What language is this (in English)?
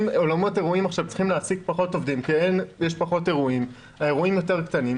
Hebrew